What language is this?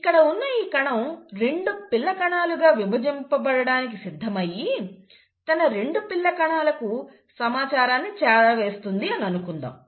Telugu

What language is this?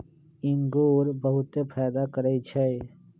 Magahi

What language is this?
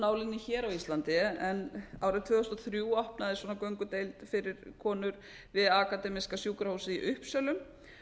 Icelandic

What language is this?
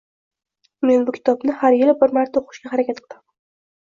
Uzbek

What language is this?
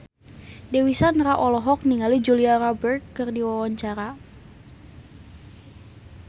Sundanese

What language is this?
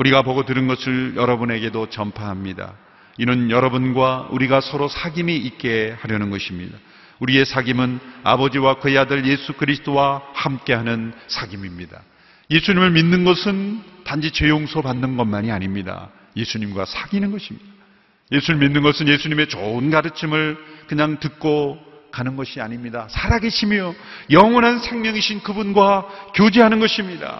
Korean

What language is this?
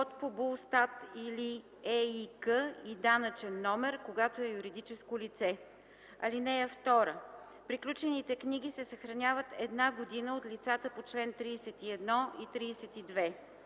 Bulgarian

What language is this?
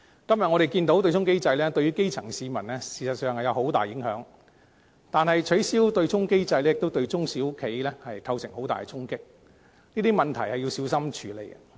Cantonese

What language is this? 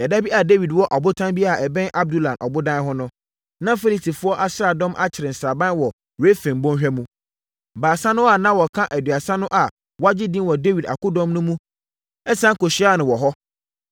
Akan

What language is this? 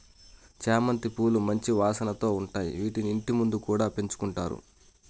Telugu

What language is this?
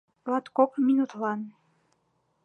Mari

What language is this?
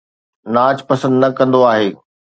Sindhi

